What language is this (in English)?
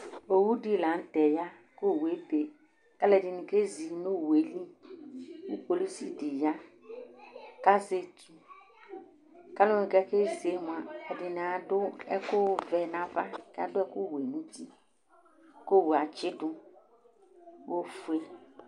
Ikposo